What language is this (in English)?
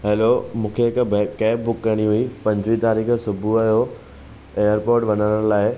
Sindhi